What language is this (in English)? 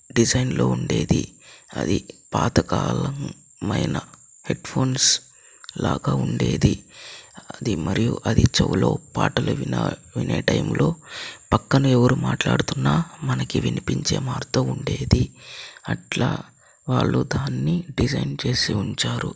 Telugu